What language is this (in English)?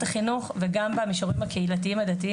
Hebrew